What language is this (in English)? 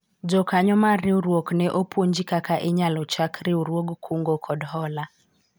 Luo (Kenya and Tanzania)